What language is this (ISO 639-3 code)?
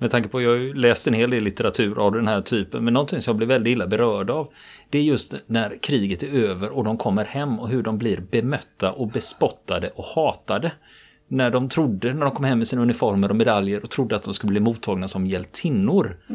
swe